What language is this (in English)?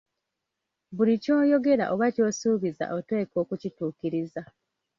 Ganda